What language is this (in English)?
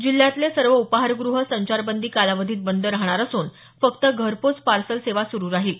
Marathi